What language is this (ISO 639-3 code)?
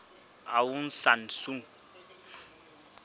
sot